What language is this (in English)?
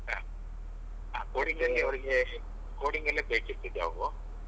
Kannada